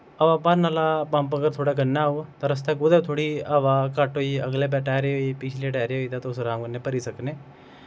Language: Dogri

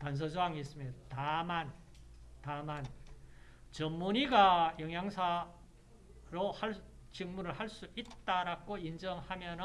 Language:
Korean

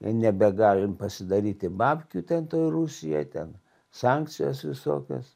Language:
Lithuanian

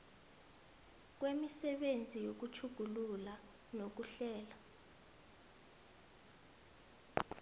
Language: South Ndebele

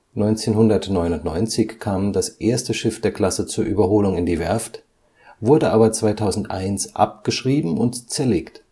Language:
German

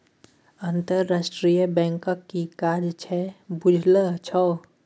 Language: Maithili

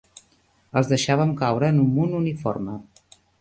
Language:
Catalan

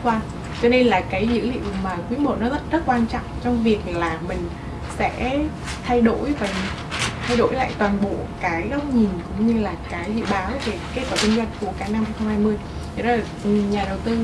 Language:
Vietnamese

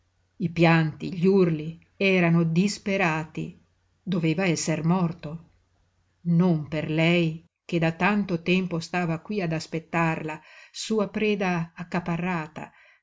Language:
Italian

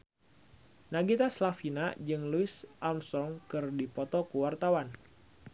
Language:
Sundanese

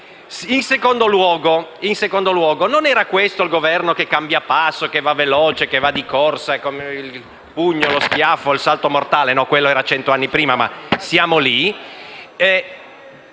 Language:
Italian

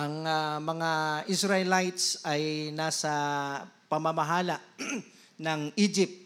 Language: Filipino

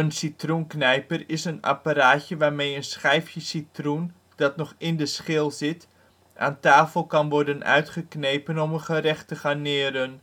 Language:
Dutch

